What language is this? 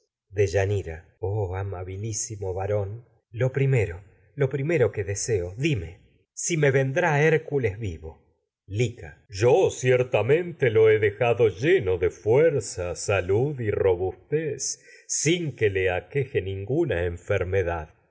Spanish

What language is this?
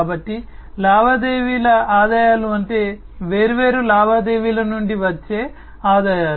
Telugu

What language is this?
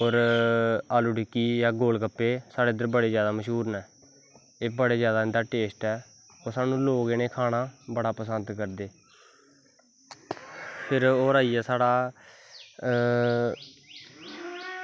Dogri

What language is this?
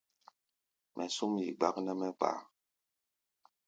Gbaya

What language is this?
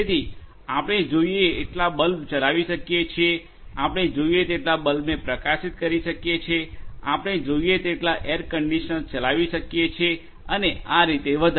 Gujarati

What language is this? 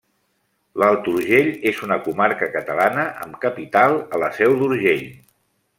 Catalan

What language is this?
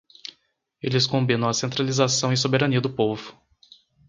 Portuguese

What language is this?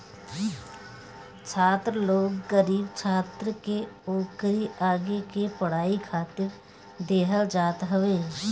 Bhojpuri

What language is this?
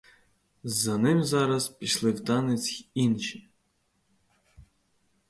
Ukrainian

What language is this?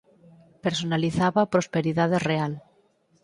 Galician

